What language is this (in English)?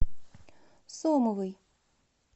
Russian